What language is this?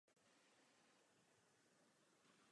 Czech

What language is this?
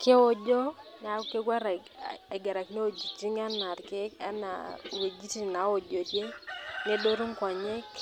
Masai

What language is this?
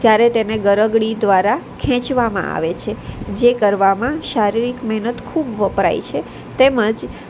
Gujarati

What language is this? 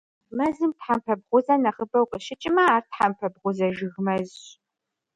Kabardian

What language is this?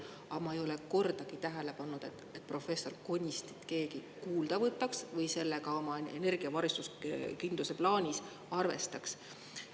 Estonian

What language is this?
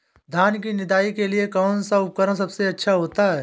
Hindi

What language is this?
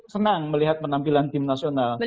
Indonesian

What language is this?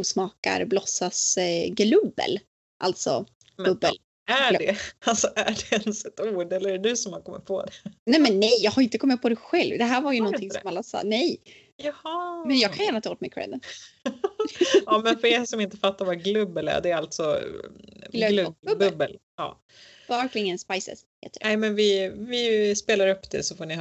Swedish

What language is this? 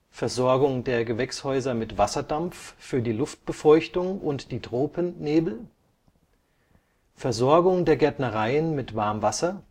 German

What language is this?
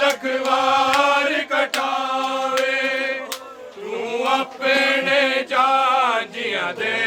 Urdu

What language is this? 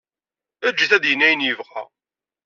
Kabyle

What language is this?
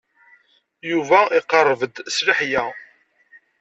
Kabyle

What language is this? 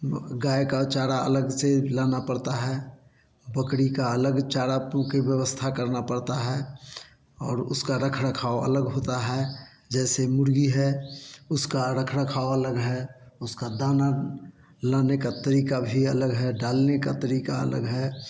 Hindi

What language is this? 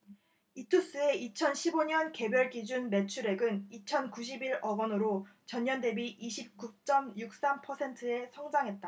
Korean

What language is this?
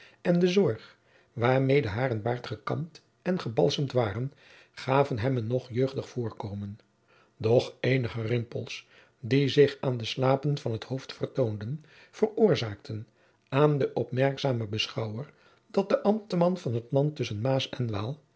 Dutch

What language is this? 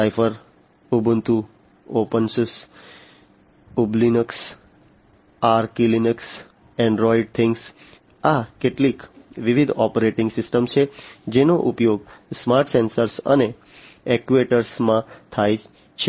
Gujarati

